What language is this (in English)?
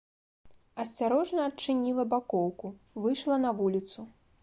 Belarusian